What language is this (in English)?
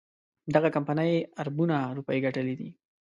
Pashto